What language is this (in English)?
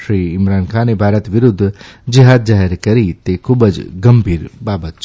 Gujarati